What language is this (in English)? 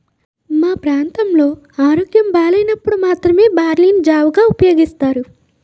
Telugu